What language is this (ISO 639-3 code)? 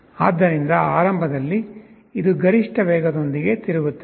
kan